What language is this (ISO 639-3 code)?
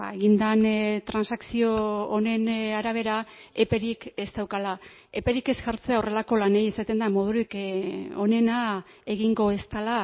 eus